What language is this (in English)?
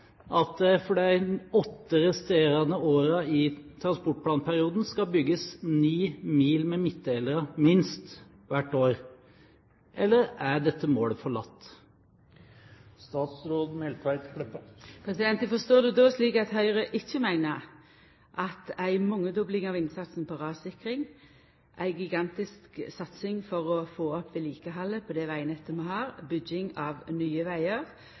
Norwegian